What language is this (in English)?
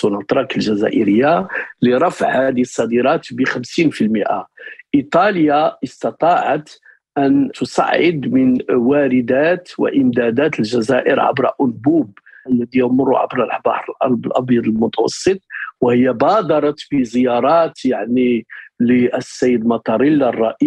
Arabic